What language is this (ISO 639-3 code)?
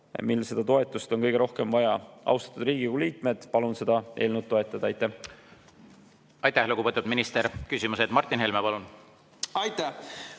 est